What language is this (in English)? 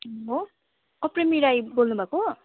Nepali